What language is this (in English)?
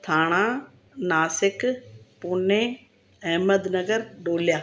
Sindhi